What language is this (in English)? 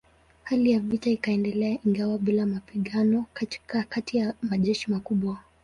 Swahili